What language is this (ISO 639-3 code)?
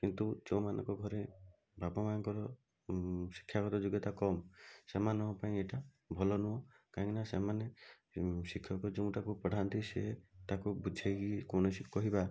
ori